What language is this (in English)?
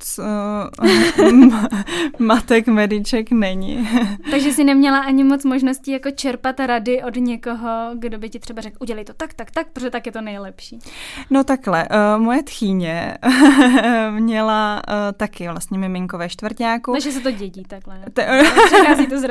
Czech